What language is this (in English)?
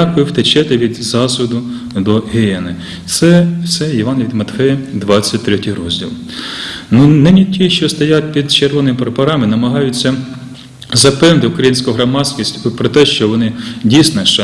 Ukrainian